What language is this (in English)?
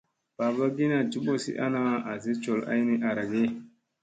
Musey